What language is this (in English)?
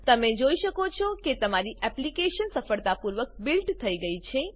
Gujarati